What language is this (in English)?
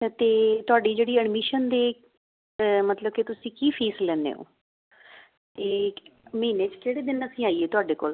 Punjabi